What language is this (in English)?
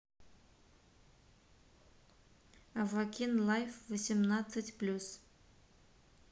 Russian